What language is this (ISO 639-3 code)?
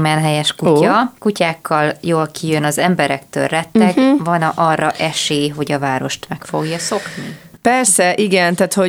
hun